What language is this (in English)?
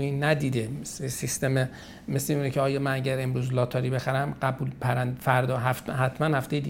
Persian